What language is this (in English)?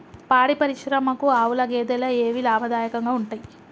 Telugu